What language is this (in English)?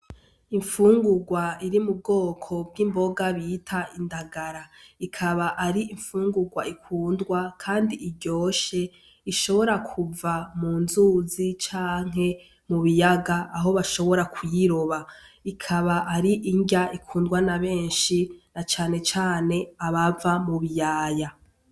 Rundi